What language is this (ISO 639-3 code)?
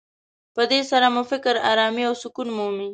pus